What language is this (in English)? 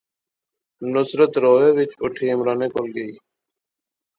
Pahari-Potwari